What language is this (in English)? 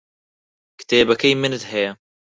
Central Kurdish